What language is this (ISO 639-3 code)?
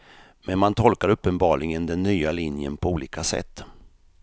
swe